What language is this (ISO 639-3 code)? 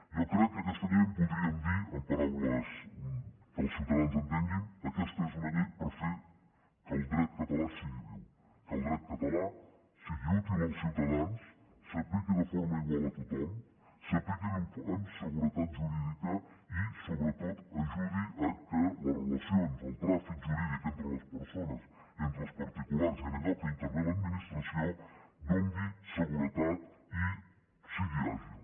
cat